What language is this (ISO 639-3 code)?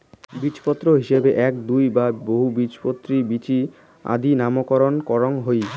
ben